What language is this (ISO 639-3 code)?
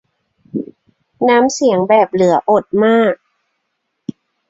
tha